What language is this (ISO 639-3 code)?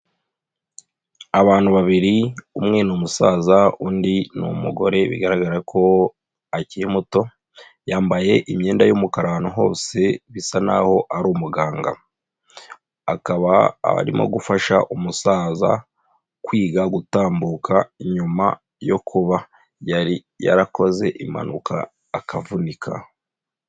kin